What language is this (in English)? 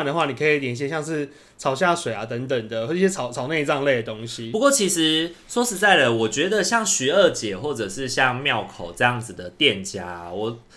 Chinese